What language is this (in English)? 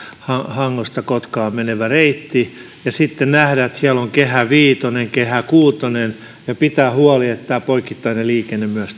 Finnish